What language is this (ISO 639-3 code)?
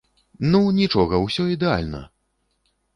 bel